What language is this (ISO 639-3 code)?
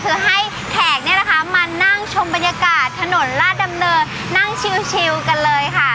tha